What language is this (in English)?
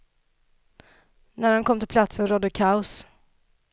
Swedish